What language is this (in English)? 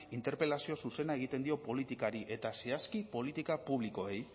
Basque